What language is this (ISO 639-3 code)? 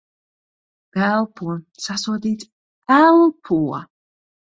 lav